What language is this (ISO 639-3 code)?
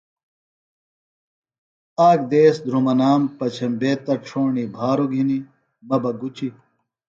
phl